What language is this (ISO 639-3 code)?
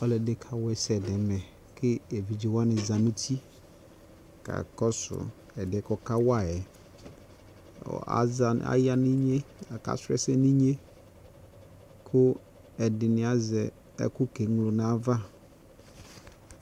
kpo